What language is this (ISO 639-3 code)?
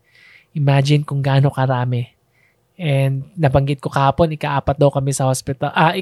fil